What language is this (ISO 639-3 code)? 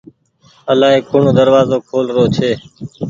gig